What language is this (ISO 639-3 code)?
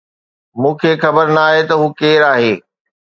snd